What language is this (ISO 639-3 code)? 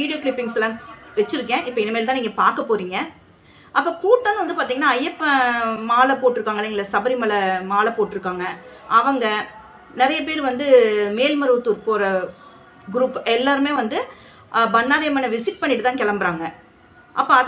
tam